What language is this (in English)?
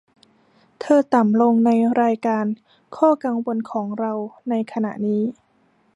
Thai